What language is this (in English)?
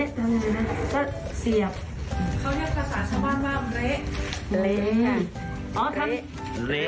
Thai